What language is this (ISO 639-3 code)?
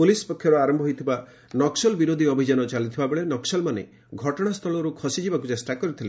ori